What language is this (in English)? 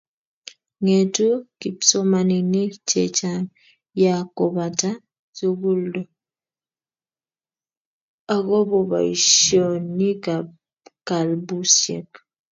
Kalenjin